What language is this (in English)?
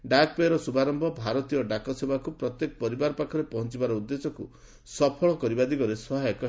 Odia